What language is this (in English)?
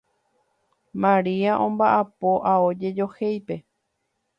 Guarani